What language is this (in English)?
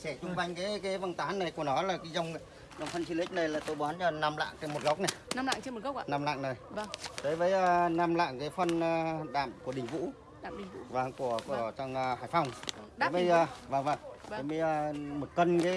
Vietnamese